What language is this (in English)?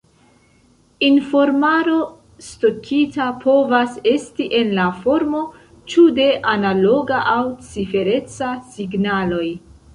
Esperanto